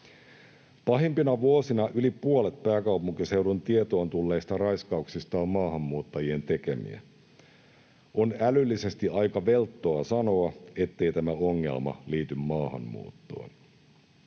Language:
Finnish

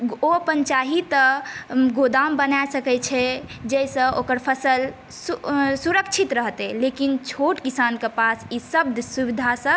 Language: Maithili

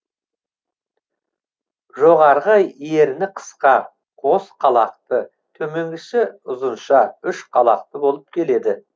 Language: Kazakh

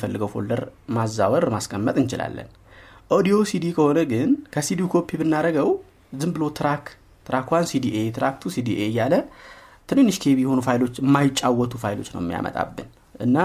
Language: Amharic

